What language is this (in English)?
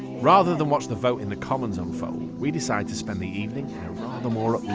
English